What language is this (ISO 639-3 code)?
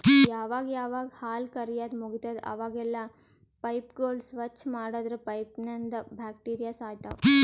kan